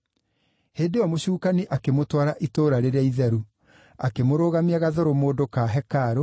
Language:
Kikuyu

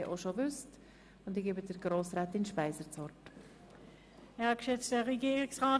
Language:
Swiss German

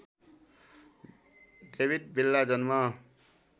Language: Nepali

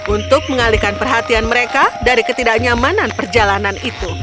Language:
Indonesian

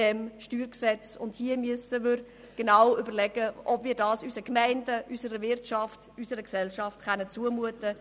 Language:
Swiss German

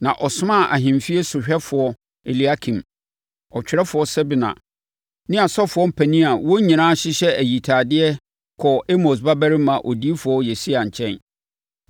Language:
Akan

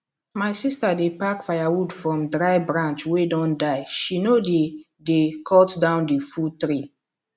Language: Nigerian Pidgin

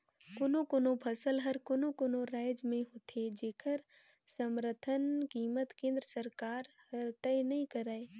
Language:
Chhattisgarhi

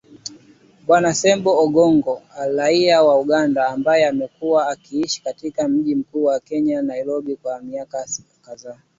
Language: Swahili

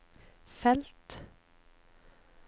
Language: Norwegian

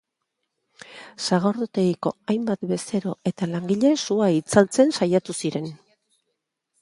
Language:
Basque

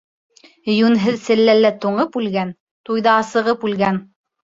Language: Bashkir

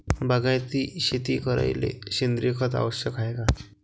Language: Marathi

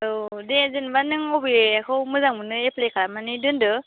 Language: Bodo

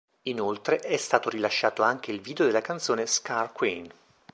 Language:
Italian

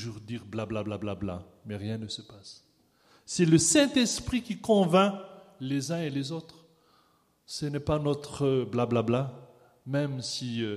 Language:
French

